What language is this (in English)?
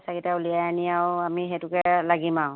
Assamese